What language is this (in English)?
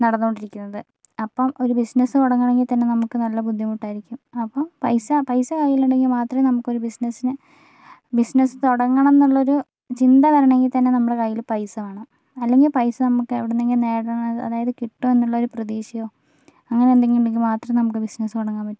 Malayalam